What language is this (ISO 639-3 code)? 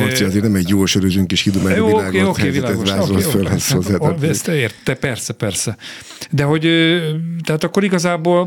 hun